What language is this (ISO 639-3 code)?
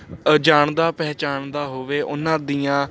pan